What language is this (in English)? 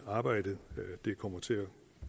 Danish